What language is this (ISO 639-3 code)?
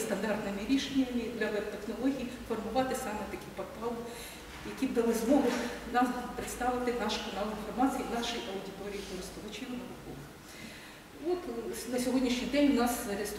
ukr